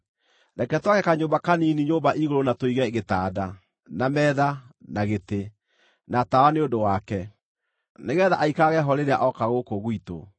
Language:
Kikuyu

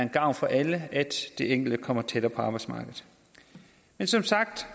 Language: Danish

